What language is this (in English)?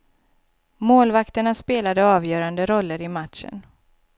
Swedish